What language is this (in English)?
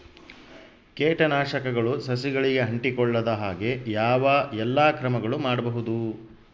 Kannada